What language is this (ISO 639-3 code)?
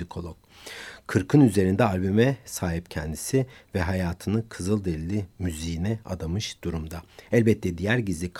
tur